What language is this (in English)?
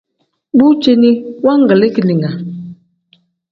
Tem